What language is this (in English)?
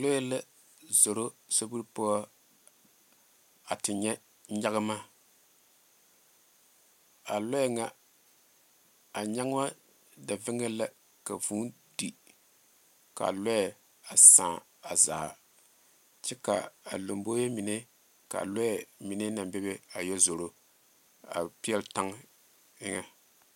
Southern Dagaare